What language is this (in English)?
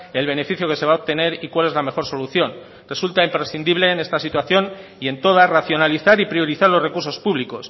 Spanish